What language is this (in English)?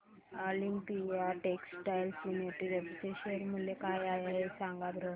Marathi